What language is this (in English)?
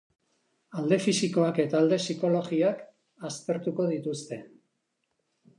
Basque